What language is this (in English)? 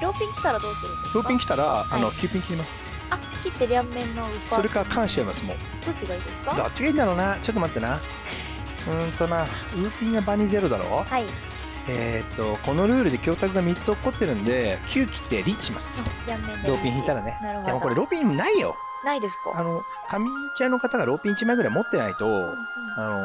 Japanese